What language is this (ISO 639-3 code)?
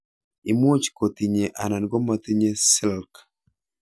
kln